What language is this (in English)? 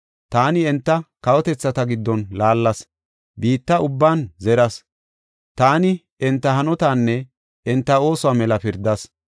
Gofa